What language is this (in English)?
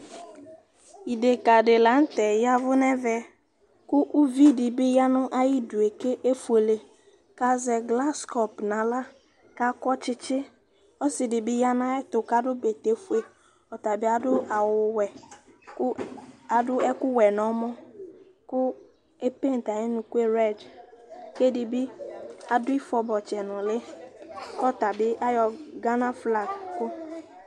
Ikposo